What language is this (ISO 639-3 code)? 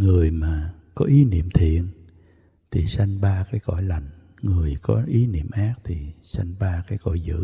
vie